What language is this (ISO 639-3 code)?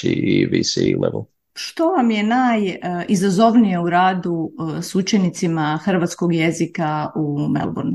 hrv